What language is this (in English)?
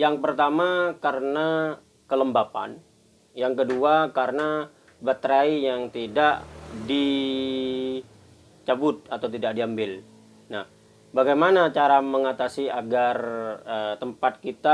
Indonesian